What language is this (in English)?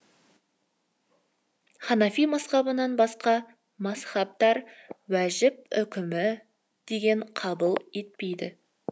Kazakh